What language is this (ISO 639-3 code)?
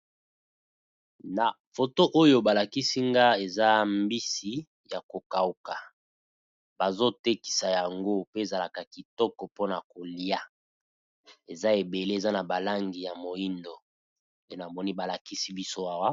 lin